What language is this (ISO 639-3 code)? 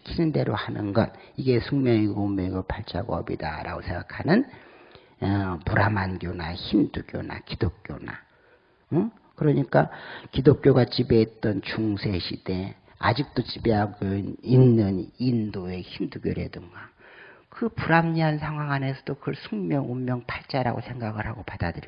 kor